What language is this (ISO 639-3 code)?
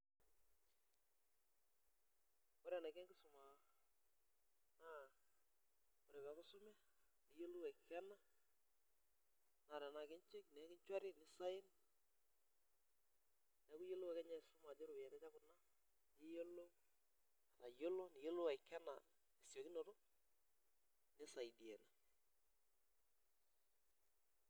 mas